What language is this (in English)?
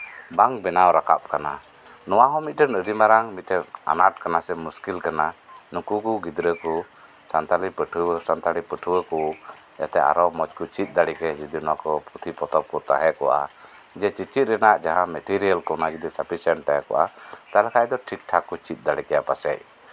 Santali